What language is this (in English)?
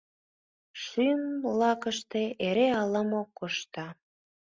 Mari